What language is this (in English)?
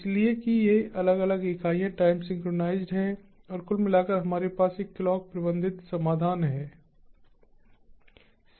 Hindi